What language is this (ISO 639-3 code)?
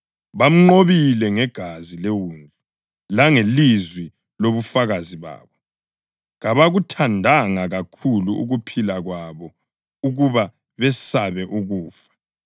nde